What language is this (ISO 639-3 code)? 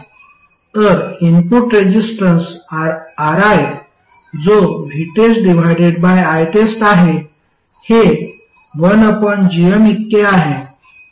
mar